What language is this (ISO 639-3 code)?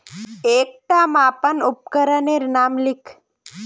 mag